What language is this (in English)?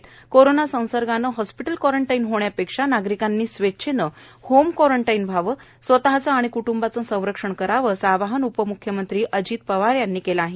Marathi